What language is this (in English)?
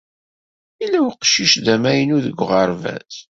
Kabyle